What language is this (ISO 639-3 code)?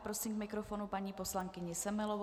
ces